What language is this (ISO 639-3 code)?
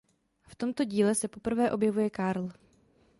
ces